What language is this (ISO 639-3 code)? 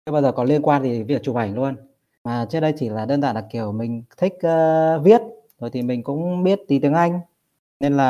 vie